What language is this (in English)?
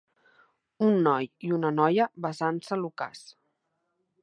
Catalan